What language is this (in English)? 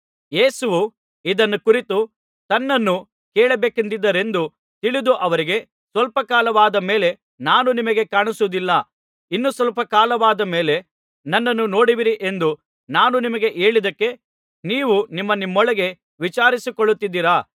Kannada